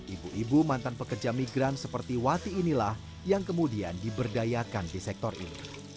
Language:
Indonesian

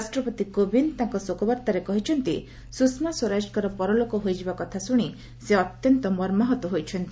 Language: Odia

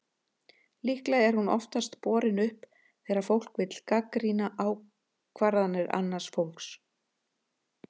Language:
Icelandic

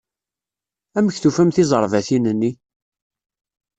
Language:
Kabyle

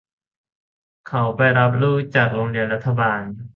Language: Thai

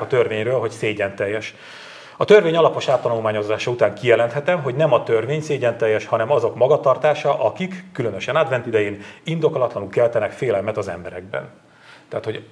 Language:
Hungarian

